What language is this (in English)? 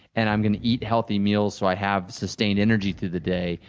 English